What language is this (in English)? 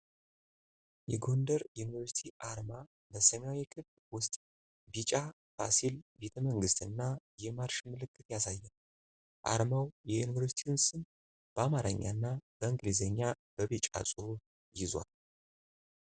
Amharic